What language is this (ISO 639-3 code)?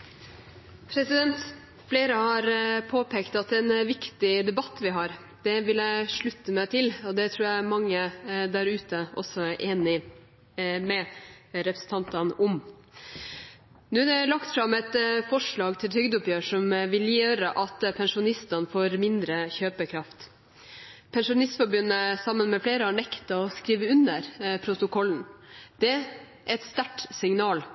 nor